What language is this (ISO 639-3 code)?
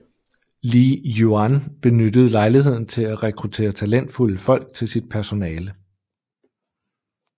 dan